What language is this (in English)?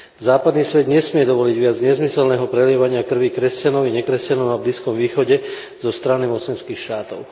Slovak